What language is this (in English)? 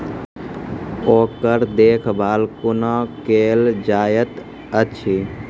Maithili